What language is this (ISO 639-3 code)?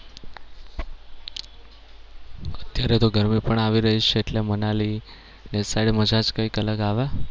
guj